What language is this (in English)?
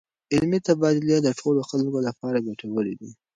Pashto